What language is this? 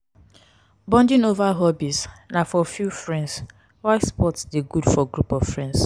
Nigerian Pidgin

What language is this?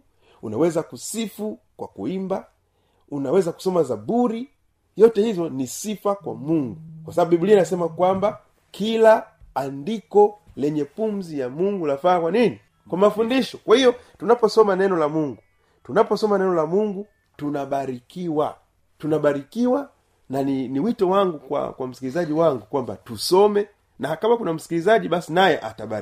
Swahili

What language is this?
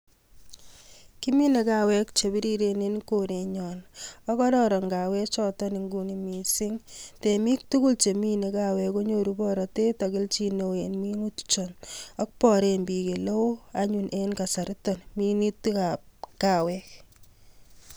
Kalenjin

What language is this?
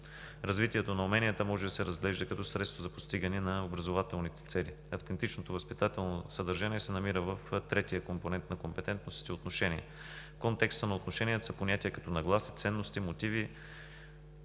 Bulgarian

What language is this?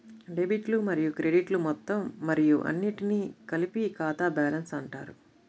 Telugu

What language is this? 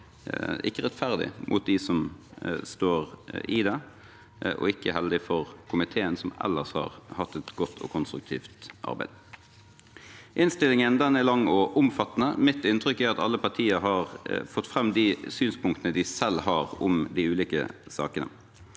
Norwegian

